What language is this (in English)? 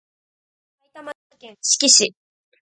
Japanese